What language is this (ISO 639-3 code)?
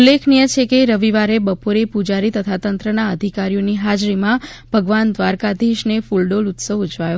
guj